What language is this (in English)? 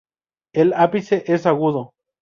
Spanish